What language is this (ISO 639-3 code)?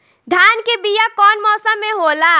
bho